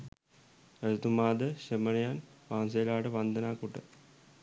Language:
Sinhala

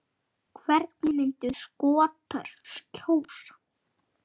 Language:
Icelandic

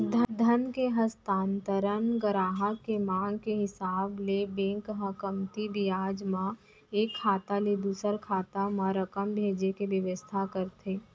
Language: Chhattisgarhi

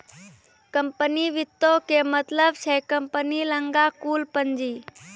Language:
Maithili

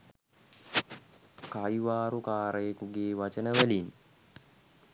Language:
Sinhala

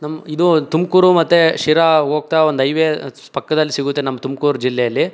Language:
Kannada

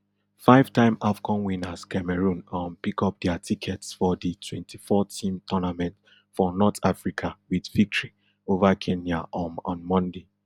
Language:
Nigerian Pidgin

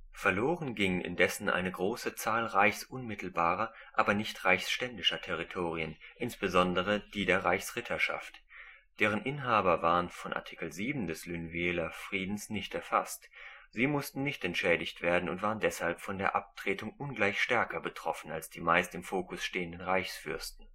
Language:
German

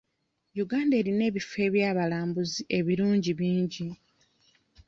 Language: Ganda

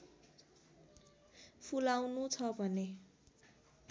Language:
Nepali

